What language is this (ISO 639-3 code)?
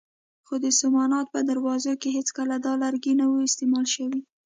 pus